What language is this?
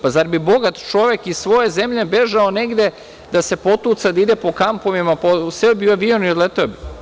Serbian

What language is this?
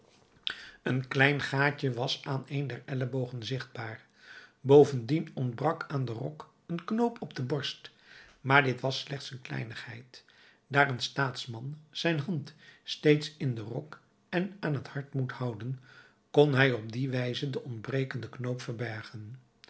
Dutch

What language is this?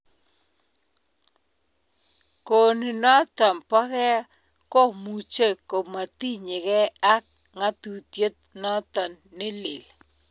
Kalenjin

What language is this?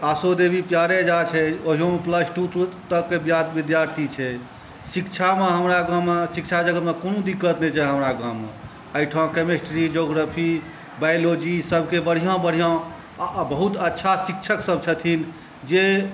Maithili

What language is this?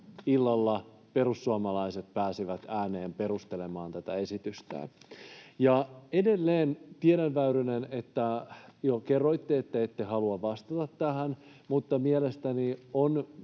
Finnish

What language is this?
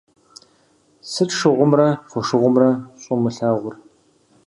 Kabardian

